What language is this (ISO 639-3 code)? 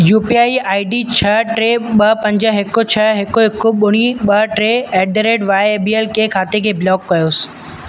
snd